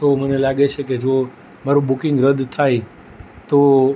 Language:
Gujarati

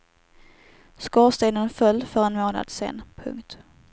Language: Swedish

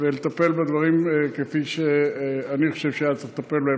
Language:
Hebrew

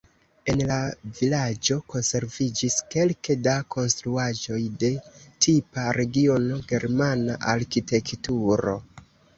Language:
Esperanto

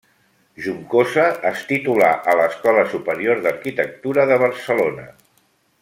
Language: Catalan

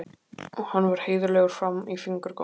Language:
Icelandic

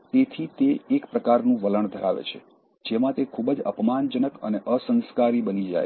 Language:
Gujarati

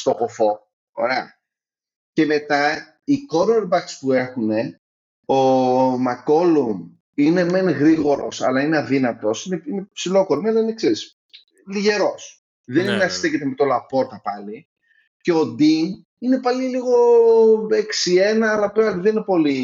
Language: Greek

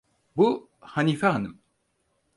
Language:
Turkish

